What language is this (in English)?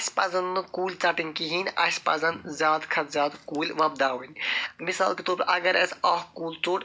Kashmiri